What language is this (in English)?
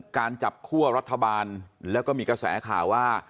Thai